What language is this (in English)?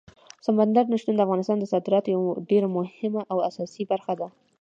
Pashto